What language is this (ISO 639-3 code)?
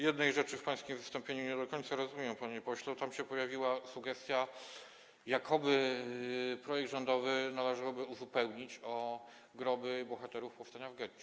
pol